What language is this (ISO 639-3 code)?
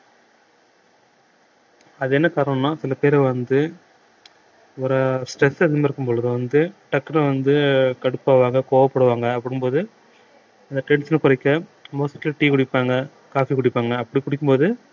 tam